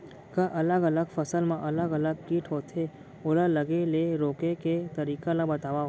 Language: Chhattisgarhi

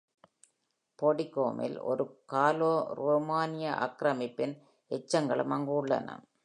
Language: Tamil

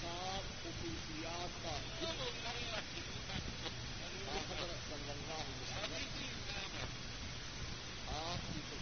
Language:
Urdu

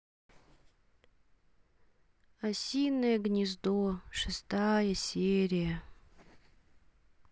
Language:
Russian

